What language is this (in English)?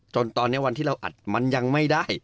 Thai